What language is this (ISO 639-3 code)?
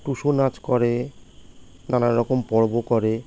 ben